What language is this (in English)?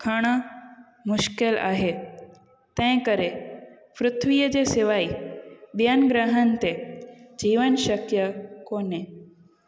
Sindhi